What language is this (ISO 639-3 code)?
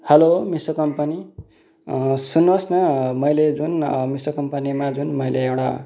nep